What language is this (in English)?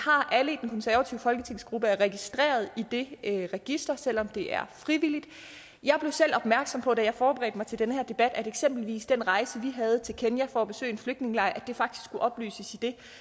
Danish